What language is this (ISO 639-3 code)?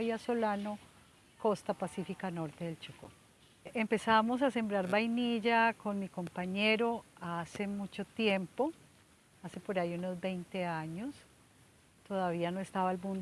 spa